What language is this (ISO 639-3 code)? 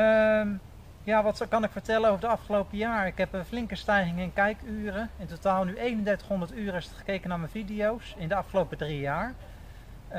nld